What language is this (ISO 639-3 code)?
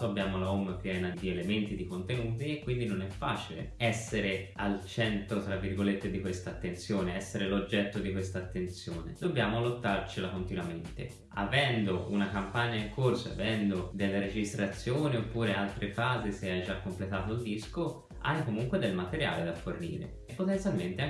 ita